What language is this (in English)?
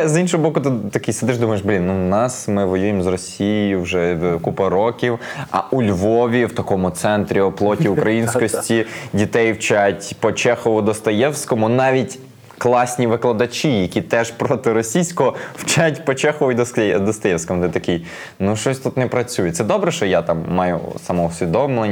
Ukrainian